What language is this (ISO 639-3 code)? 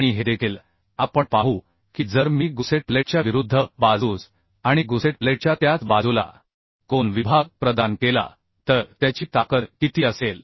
mar